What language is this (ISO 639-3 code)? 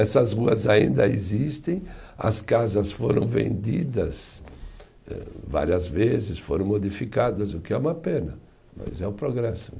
por